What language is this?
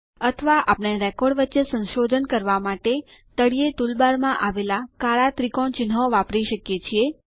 Gujarati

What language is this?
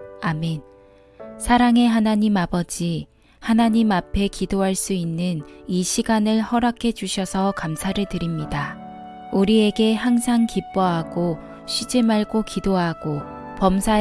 Korean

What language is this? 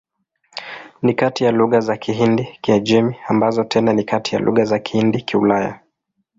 Swahili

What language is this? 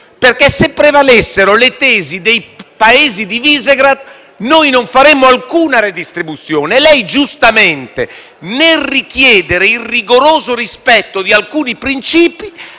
Italian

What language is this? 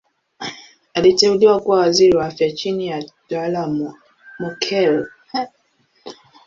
Swahili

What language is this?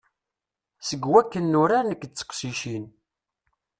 Kabyle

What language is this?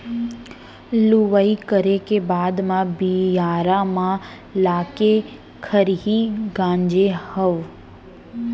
Chhattisgarhi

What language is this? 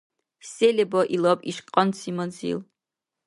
Dargwa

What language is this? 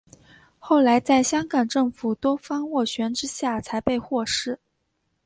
Chinese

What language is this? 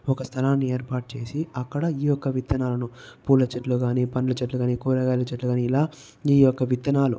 Telugu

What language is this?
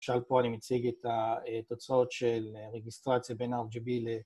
Hebrew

